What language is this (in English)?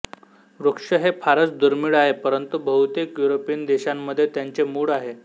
Marathi